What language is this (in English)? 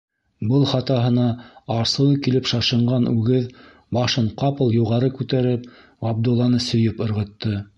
Bashkir